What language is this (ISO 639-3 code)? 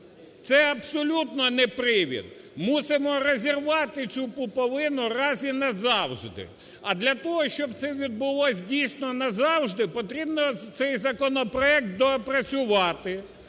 ukr